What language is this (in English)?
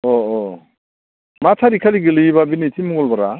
Bodo